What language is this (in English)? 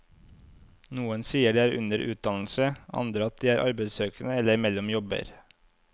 Norwegian